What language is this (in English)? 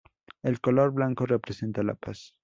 Spanish